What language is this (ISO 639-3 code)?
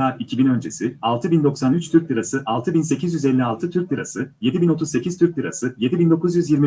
tur